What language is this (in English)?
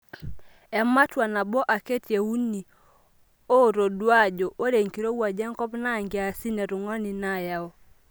Masai